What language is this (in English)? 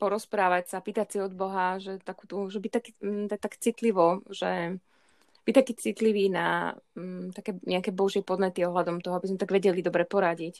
Slovak